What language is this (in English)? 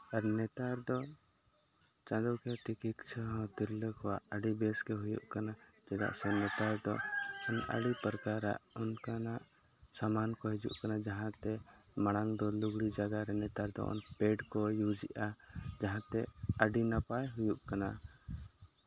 Santali